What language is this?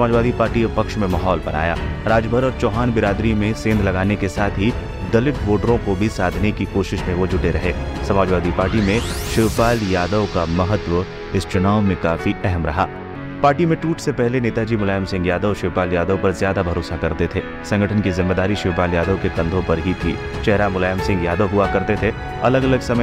Hindi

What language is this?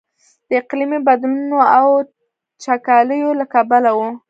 Pashto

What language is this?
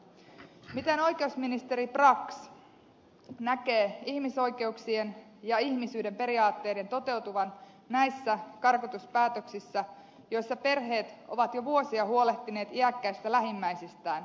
Finnish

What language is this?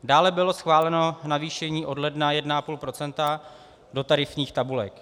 Czech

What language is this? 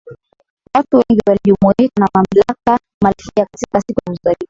Swahili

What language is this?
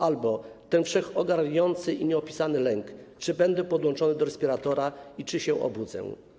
Polish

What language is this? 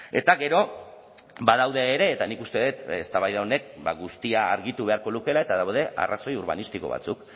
Basque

